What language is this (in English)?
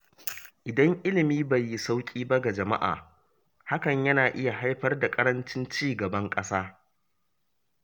Hausa